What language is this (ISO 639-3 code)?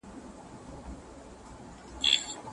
pus